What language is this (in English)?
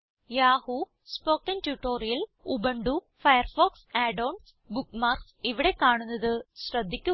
Malayalam